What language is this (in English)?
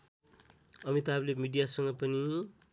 Nepali